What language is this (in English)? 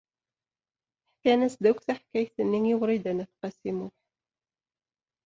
Kabyle